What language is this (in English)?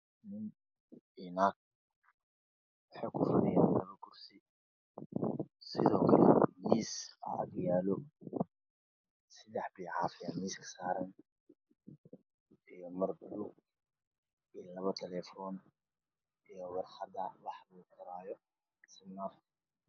Somali